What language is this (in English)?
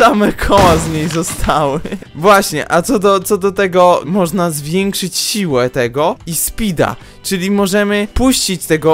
Polish